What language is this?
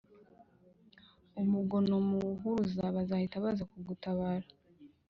Kinyarwanda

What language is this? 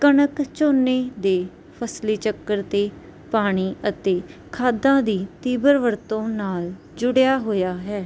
Punjabi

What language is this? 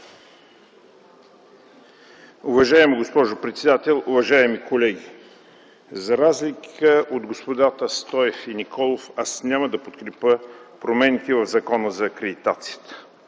Bulgarian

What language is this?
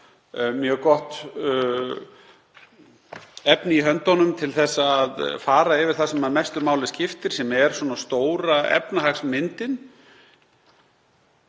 Icelandic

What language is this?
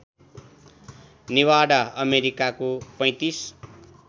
Nepali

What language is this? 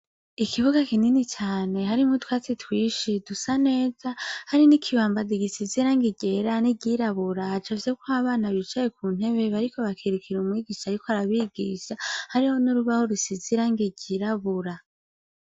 Rundi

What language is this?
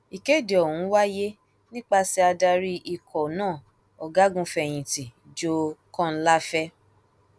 Yoruba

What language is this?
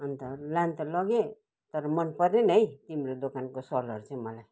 Nepali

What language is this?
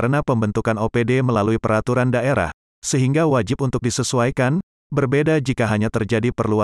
Indonesian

